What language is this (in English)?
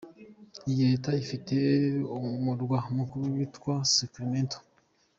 Kinyarwanda